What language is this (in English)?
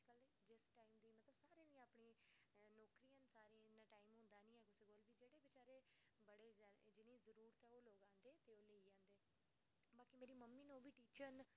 Dogri